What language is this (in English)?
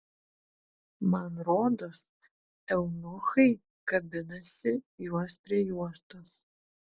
Lithuanian